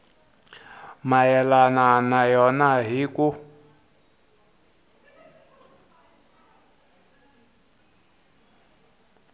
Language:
Tsonga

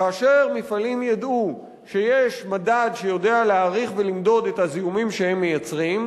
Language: Hebrew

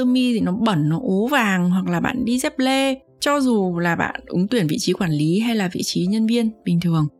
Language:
Vietnamese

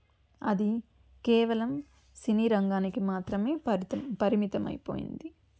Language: Telugu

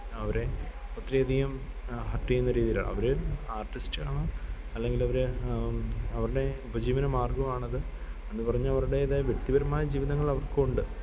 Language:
Malayalam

